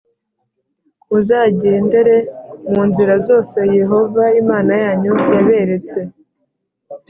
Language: Kinyarwanda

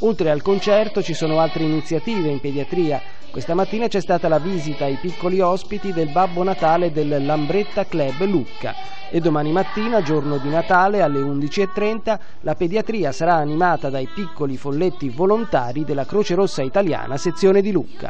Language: Italian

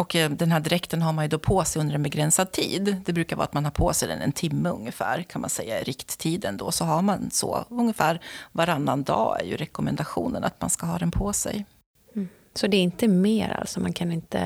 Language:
Swedish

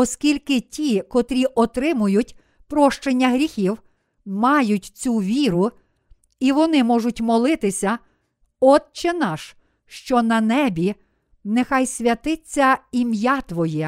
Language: Ukrainian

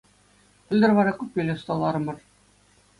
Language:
Chuvash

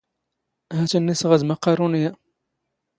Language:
Standard Moroccan Tamazight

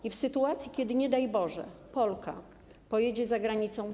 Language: Polish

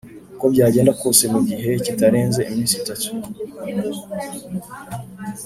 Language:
Kinyarwanda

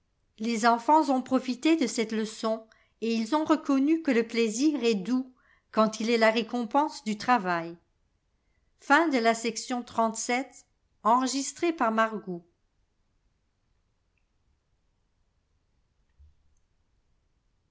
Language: French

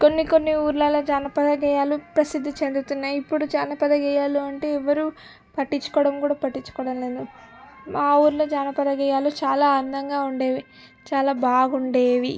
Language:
Telugu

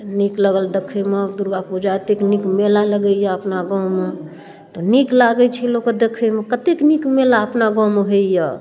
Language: Maithili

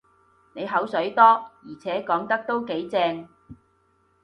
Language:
Cantonese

